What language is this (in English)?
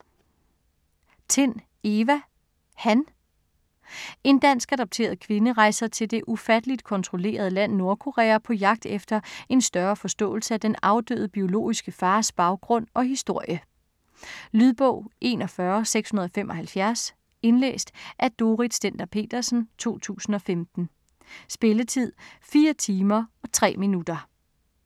Danish